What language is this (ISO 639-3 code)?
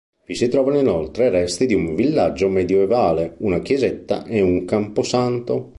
ita